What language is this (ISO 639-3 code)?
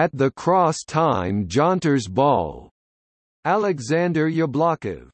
eng